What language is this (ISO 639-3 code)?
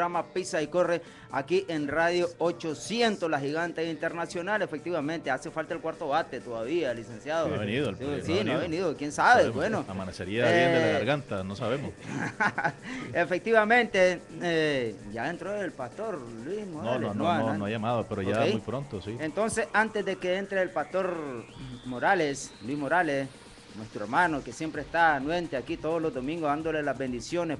spa